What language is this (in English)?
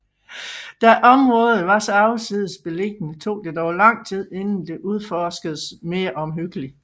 Danish